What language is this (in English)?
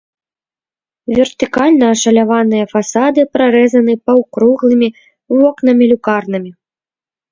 Belarusian